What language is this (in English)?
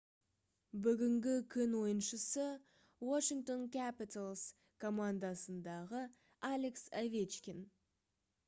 Kazakh